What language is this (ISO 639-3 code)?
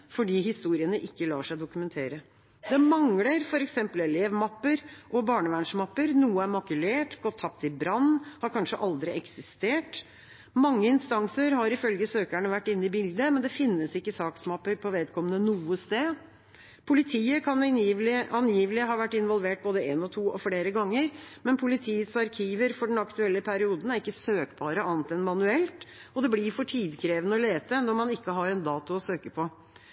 nob